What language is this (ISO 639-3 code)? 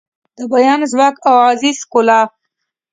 pus